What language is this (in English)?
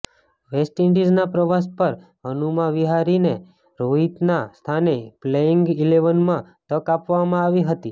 Gujarati